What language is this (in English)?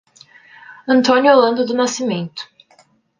Portuguese